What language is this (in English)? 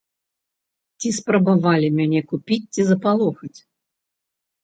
Belarusian